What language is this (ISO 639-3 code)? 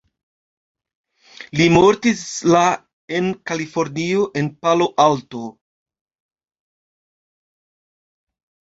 epo